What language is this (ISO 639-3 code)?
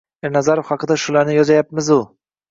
uzb